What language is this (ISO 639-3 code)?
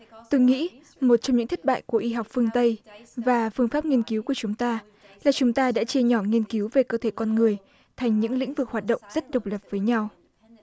vie